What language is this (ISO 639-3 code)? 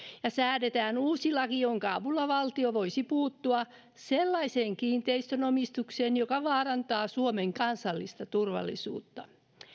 fin